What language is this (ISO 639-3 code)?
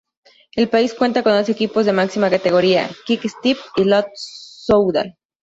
spa